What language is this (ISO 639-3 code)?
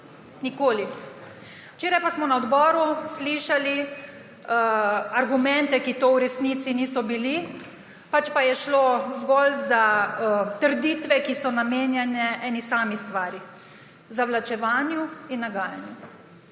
slv